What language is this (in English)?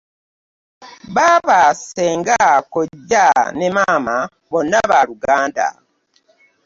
Ganda